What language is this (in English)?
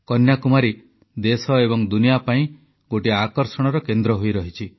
Odia